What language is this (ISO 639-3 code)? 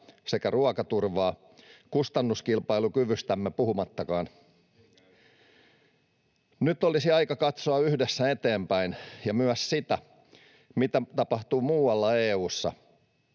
fin